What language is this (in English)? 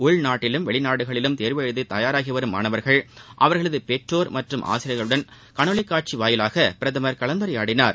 Tamil